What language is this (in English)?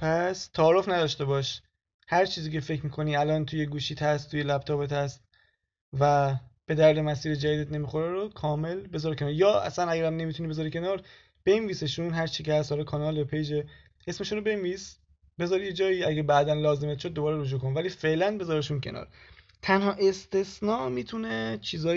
Persian